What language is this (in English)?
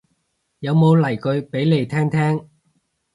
Cantonese